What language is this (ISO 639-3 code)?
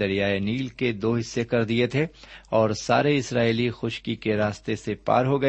urd